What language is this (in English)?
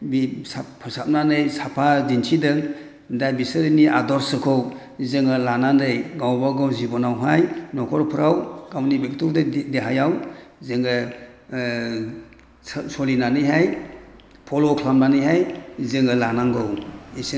Bodo